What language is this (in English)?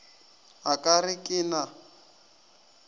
Northern Sotho